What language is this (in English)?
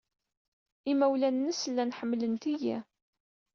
Kabyle